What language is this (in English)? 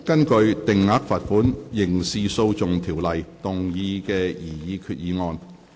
Cantonese